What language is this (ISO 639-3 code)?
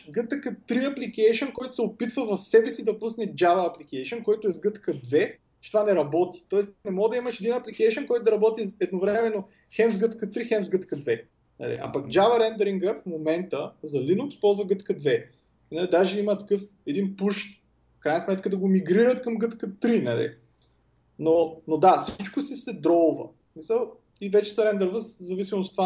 bul